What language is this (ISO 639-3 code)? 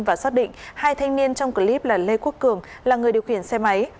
vie